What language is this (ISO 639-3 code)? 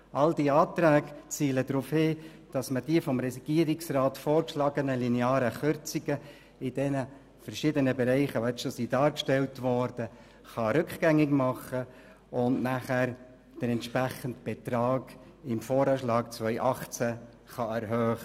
gsw